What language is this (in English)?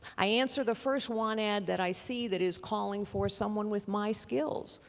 English